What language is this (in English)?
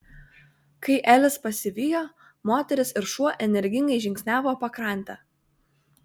Lithuanian